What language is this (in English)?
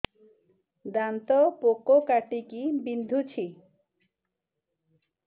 Odia